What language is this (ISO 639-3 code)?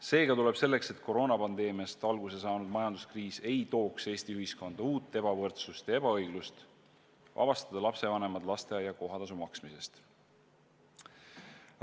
est